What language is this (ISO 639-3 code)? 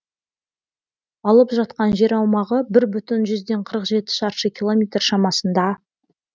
kaz